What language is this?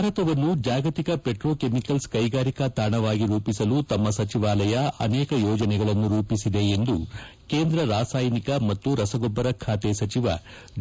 Kannada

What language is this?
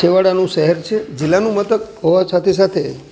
Gujarati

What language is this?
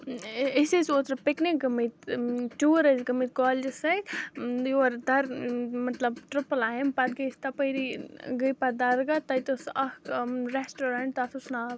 Kashmiri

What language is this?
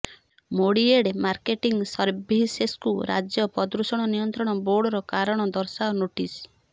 Odia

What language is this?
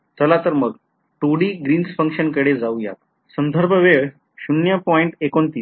Marathi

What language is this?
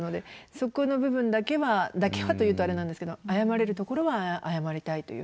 Japanese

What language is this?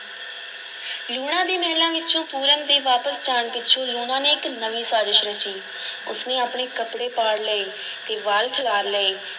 Punjabi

